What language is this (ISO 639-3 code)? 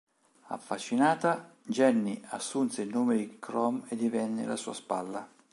ita